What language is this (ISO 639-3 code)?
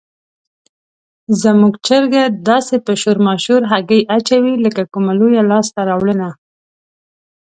pus